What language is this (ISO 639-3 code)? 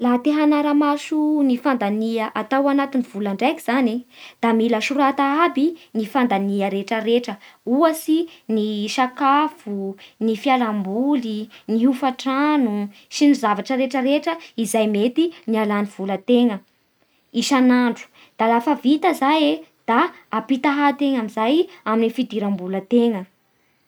bhr